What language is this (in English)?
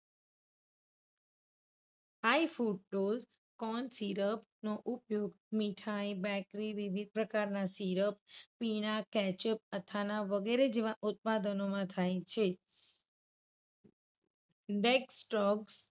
Gujarati